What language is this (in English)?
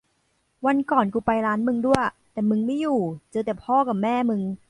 Thai